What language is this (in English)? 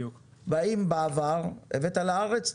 Hebrew